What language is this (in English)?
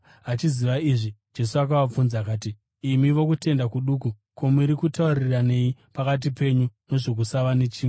Shona